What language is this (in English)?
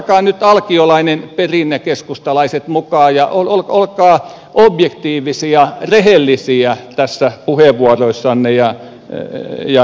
Finnish